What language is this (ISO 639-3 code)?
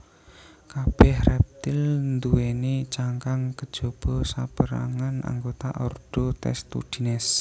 jav